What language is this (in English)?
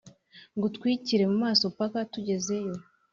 Kinyarwanda